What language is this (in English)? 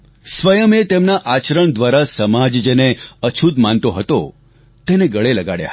Gujarati